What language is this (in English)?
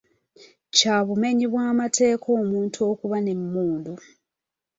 Ganda